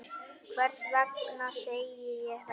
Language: Icelandic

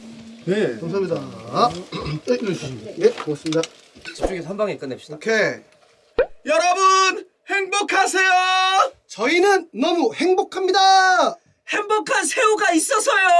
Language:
Korean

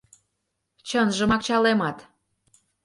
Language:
Mari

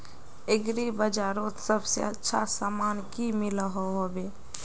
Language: Magahi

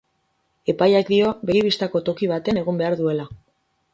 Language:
Basque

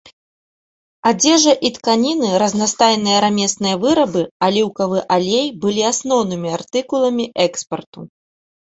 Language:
Belarusian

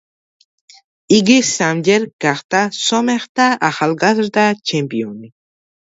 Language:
Georgian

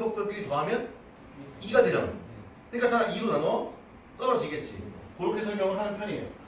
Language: Korean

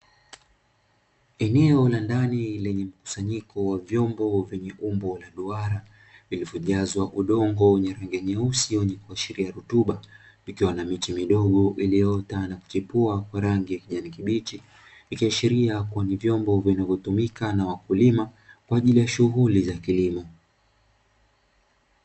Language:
Swahili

